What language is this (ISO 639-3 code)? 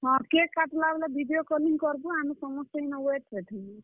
ori